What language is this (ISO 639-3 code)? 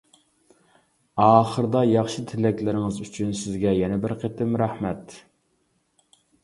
uig